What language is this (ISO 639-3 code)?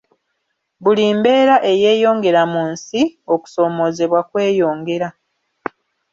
lug